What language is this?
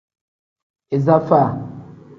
Tem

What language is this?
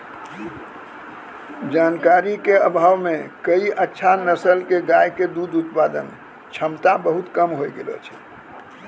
Maithili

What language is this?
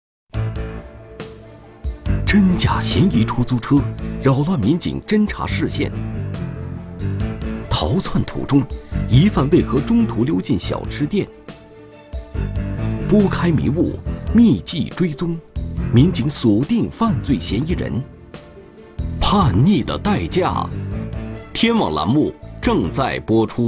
Chinese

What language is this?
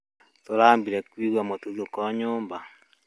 Kikuyu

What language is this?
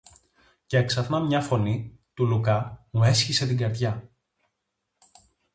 Greek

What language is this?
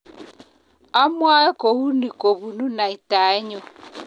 Kalenjin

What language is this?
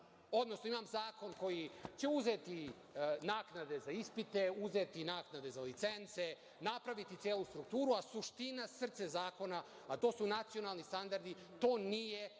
Serbian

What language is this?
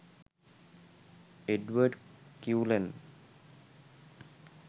Sinhala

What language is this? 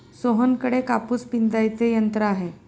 Marathi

